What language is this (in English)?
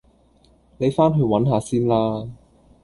Cantonese